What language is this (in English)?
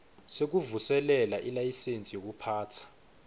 Swati